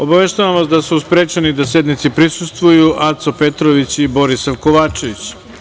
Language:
Serbian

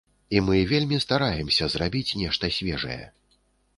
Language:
Belarusian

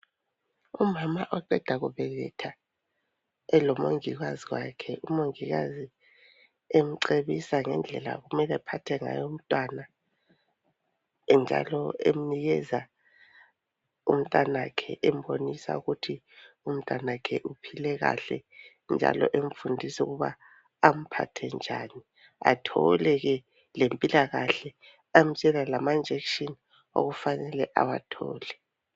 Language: North Ndebele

